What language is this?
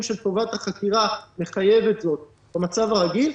Hebrew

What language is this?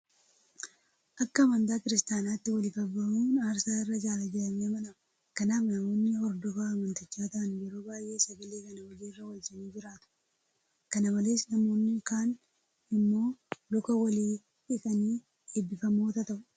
Oromo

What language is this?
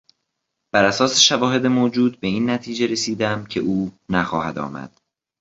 Persian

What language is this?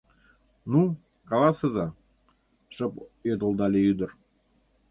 Mari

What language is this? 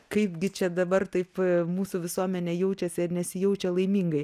Lithuanian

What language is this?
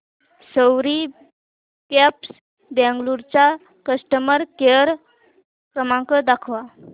Marathi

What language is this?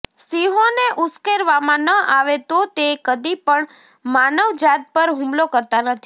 Gujarati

